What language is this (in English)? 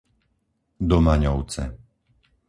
Slovak